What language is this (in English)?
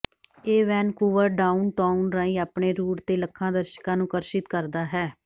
Punjabi